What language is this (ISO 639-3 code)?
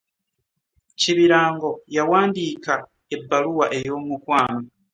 lug